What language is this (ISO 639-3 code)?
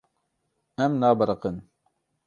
kur